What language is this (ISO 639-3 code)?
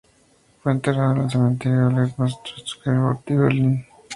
spa